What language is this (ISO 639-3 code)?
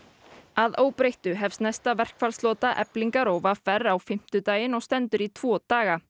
isl